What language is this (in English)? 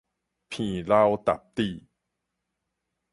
Min Nan Chinese